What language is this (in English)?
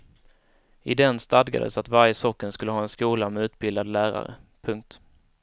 Swedish